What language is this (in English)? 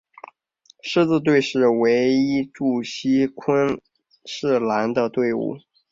Chinese